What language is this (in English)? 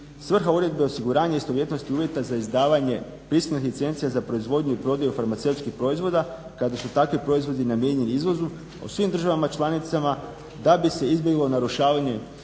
Croatian